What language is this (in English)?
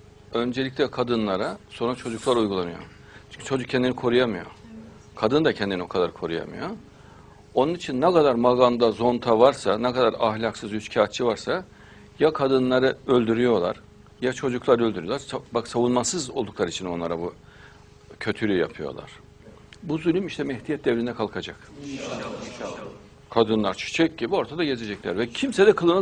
Turkish